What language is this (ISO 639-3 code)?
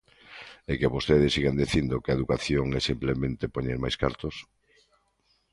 glg